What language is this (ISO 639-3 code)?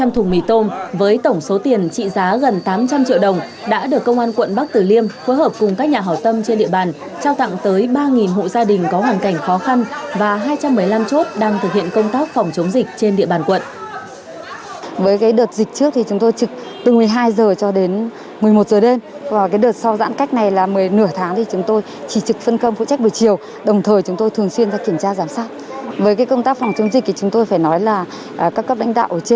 vie